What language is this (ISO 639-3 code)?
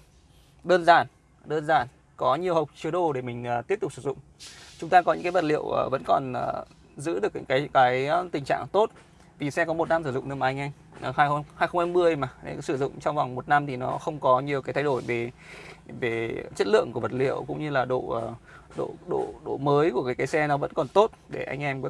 vie